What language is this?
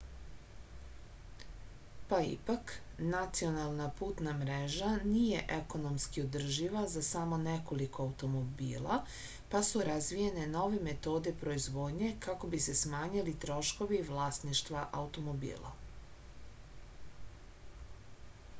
Serbian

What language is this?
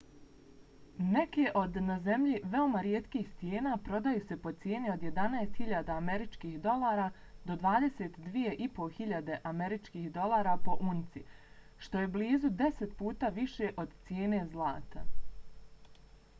Bosnian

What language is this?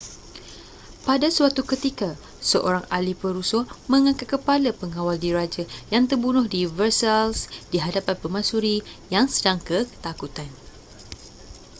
Malay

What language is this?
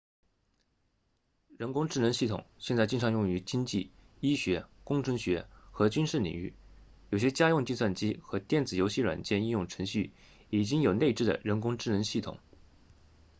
Chinese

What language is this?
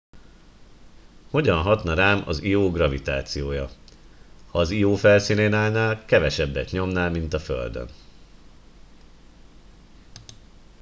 Hungarian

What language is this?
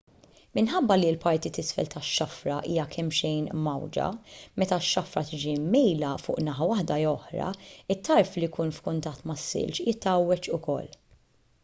Maltese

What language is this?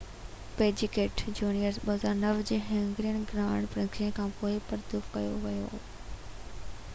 Sindhi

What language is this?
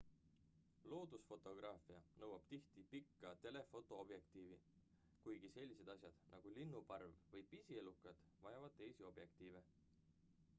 Estonian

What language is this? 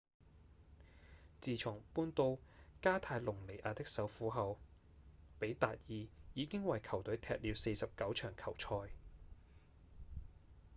Cantonese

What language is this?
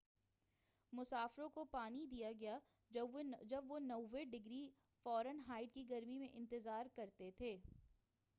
Urdu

